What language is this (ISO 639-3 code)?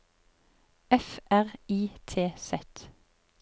nor